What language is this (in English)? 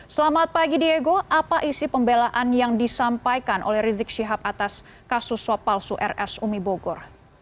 Indonesian